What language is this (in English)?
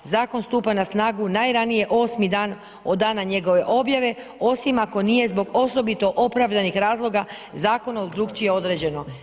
Croatian